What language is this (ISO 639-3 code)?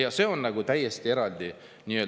est